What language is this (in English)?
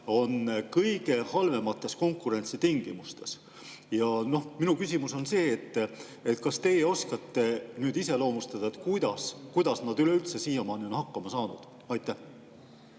Estonian